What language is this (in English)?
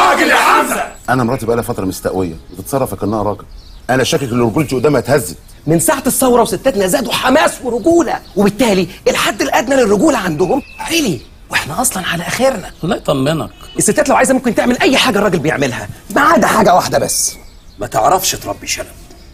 Arabic